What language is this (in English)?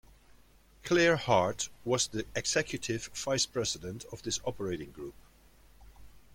English